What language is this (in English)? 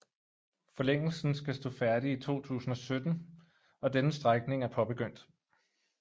Danish